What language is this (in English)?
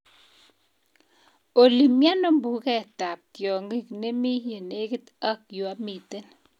Kalenjin